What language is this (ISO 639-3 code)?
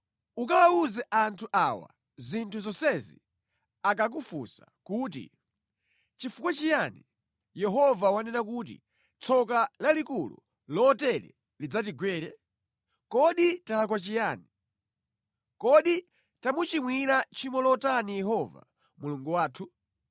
nya